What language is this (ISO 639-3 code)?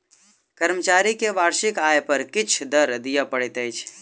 mai